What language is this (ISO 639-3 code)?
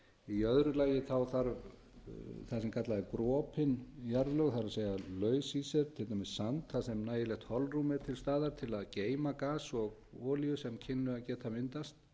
isl